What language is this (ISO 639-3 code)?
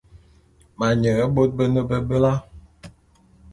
bum